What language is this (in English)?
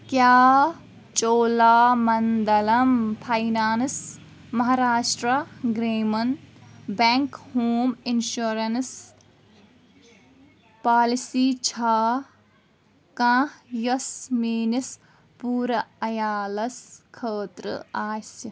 Kashmiri